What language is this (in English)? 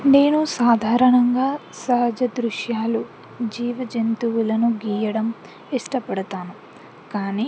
Telugu